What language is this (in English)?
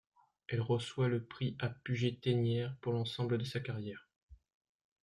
French